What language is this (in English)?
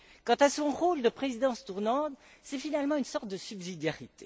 French